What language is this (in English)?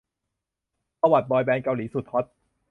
Thai